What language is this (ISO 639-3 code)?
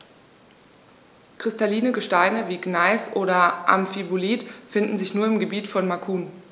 deu